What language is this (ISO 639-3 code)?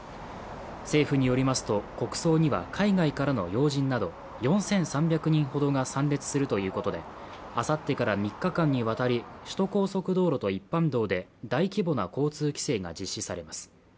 jpn